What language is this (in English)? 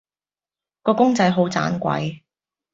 Cantonese